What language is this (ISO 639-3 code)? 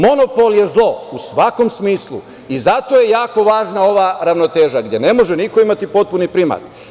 srp